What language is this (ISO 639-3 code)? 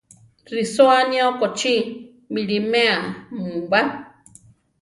tar